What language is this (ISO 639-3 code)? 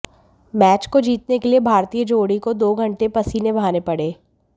hin